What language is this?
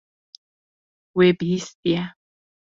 Kurdish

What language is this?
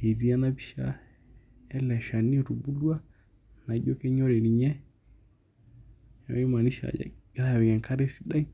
Masai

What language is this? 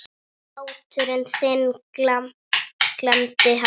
Icelandic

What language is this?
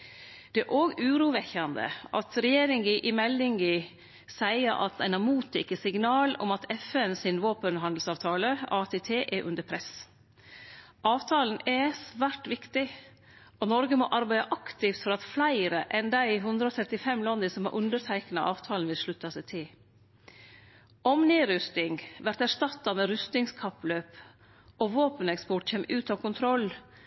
Norwegian Nynorsk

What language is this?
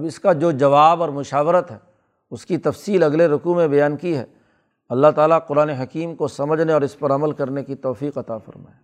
Urdu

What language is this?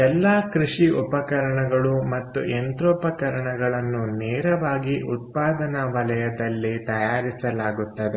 Kannada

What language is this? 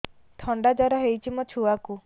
Odia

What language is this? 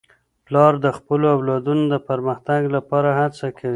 Pashto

